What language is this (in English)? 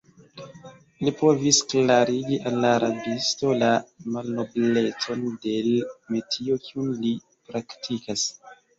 Esperanto